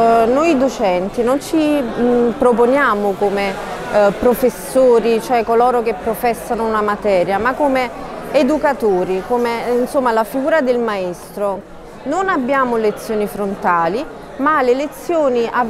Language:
Italian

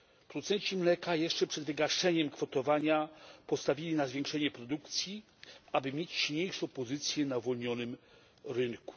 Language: Polish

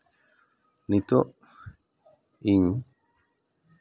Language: Santali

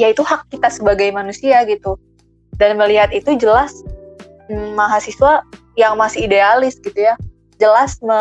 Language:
Indonesian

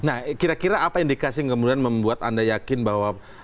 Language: Indonesian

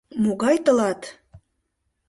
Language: Mari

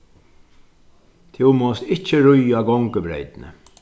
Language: Faroese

